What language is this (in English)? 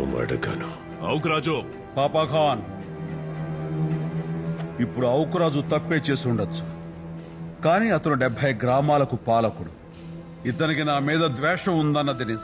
Telugu